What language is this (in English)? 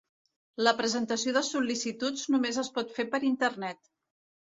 Catalan